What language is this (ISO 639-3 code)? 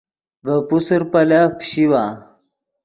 ydg